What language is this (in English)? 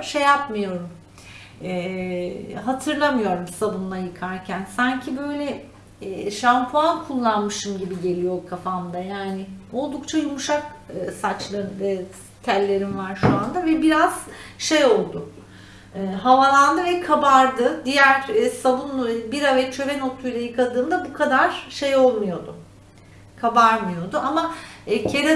Turkish